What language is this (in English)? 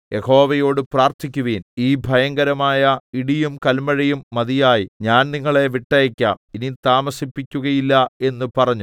Malayalam